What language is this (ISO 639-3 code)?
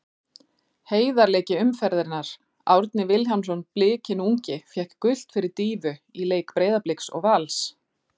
isl